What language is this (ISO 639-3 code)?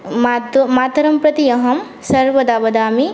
san